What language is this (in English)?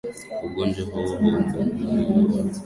Swahili